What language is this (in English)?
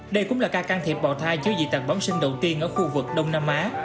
Vietnamese